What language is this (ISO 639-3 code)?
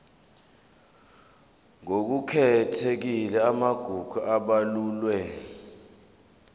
zul